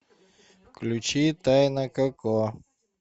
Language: Russian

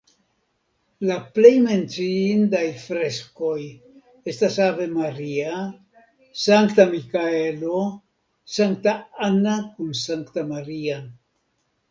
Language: Esperanto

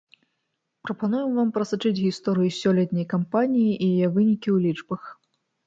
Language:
Belarusian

